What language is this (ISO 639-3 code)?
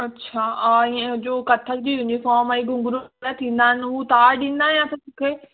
snd